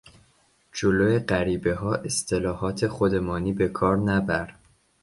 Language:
Persian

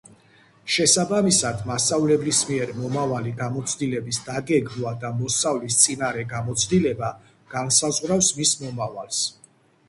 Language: Georgian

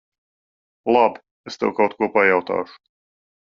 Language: Latvian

